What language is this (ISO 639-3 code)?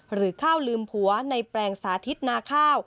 tha